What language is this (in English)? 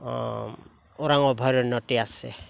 Assamese